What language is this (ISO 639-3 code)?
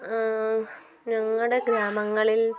mal